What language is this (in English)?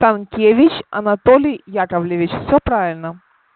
Russian